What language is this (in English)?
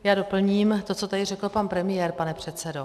Czech